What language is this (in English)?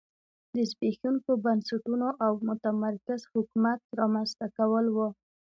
Pashto